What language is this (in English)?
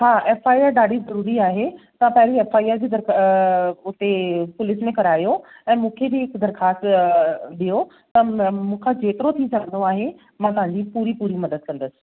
Sindhi